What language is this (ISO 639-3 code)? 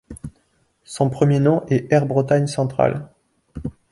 fra